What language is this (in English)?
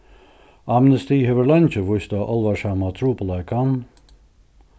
Faroese